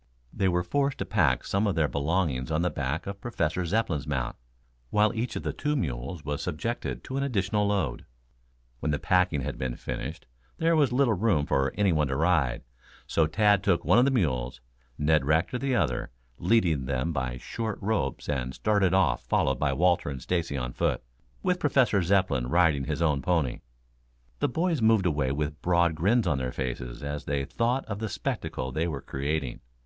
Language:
English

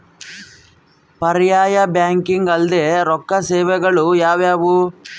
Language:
Kannada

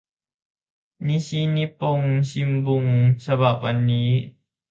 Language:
Thai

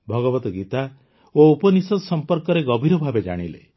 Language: Odia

